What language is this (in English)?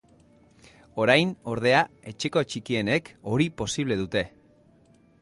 Basque